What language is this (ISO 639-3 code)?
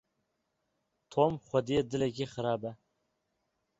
kur